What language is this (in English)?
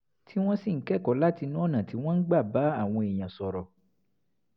Yoruba